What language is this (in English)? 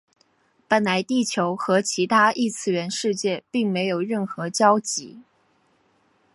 Chinese